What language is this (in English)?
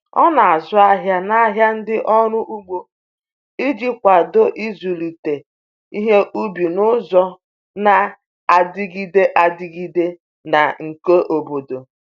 Igbo